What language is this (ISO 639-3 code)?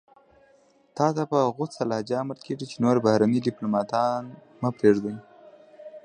pus